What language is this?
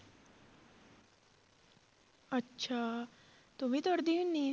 Punjabi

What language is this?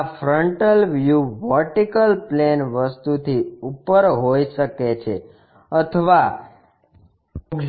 Gujarati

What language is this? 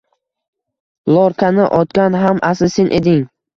Uzbek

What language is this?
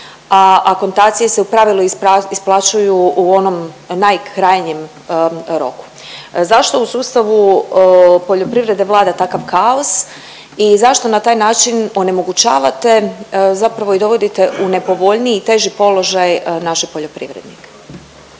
Croatian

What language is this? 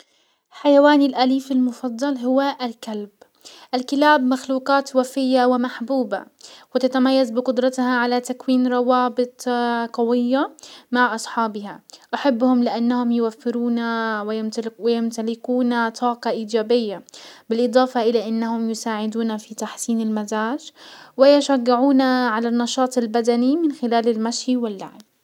Hijazi Arabic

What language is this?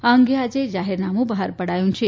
Gujarati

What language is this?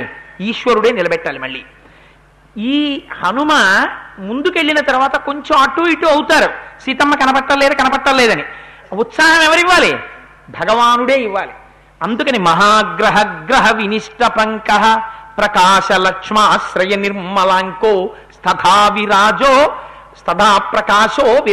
Telugu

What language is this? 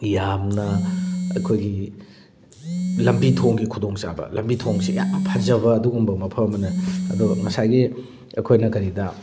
Manipuri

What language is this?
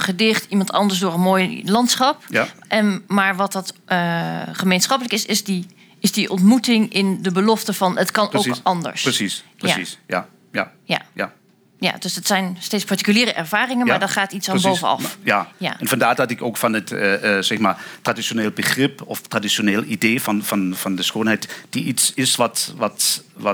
Dutch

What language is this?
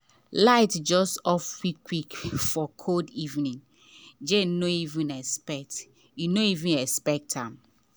Nigerian Pidgin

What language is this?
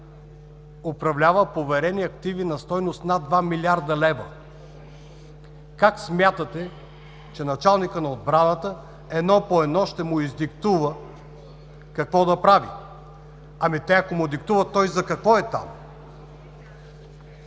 Bulgarian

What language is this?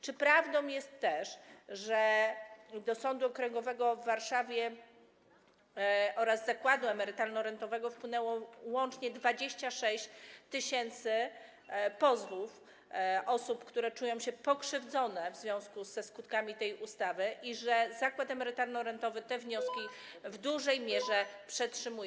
Polish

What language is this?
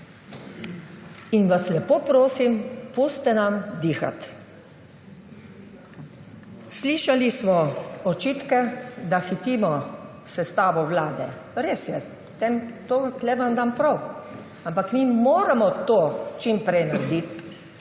Slovenian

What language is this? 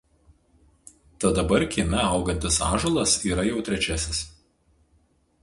Lithuanian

